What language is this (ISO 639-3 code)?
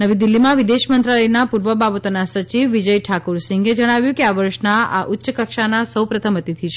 guj